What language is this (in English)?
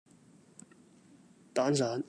Cantonese